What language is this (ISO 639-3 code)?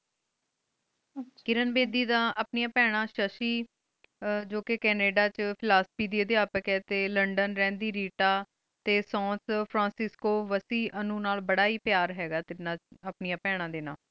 pan